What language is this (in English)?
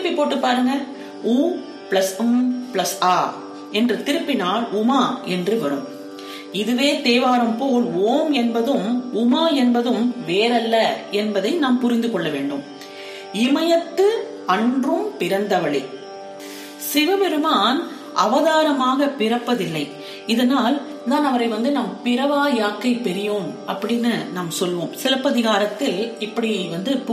Tamil